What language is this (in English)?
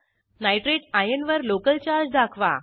Marathi